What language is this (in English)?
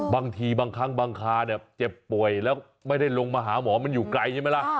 Thai